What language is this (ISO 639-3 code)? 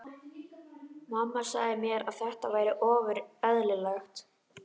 isl